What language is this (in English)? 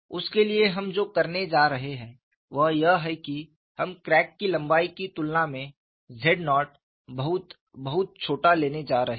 Hindi